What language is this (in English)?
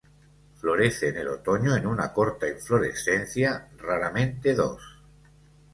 Spanish